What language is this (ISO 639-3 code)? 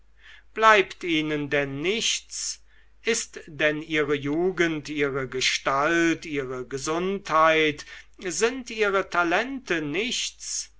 deu